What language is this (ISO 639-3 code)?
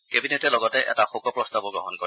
asm